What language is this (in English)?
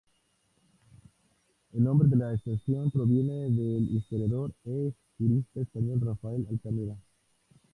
Spanish